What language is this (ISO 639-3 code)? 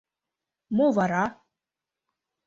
chm